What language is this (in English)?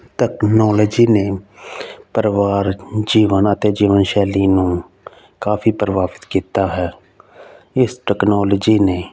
Punjabi